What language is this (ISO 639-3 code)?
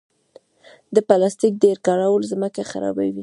pus